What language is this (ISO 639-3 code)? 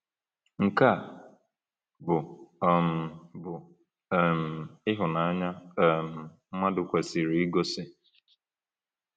ibo